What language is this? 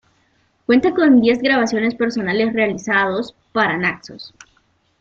Spanish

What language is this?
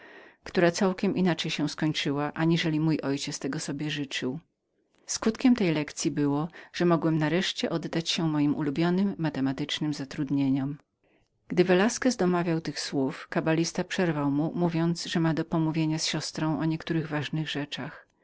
Polish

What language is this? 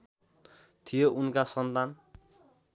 Nepali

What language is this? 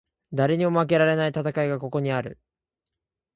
Japanese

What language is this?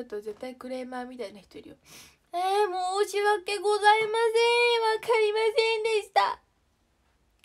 Japanese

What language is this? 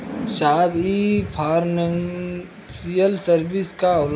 Bhojpuri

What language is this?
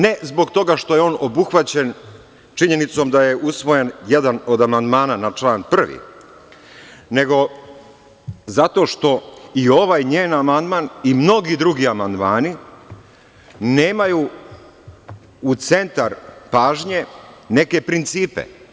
Serbian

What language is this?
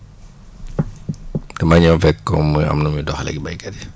Wolof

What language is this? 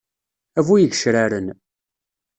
Kabyle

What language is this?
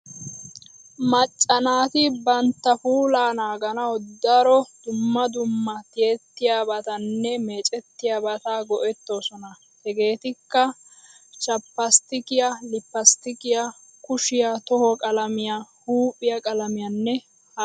Wolaytta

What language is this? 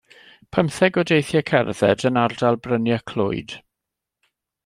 Welsh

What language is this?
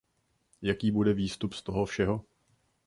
Czech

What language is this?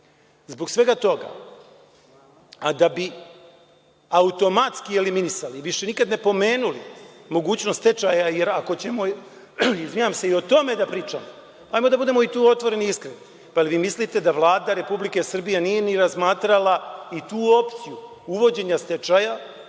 Serbian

